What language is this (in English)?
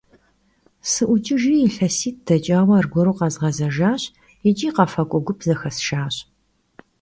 Kabardian